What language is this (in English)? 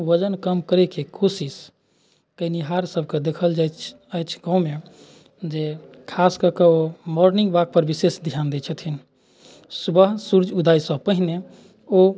Maithili